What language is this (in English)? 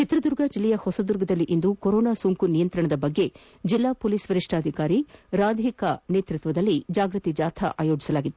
Kannada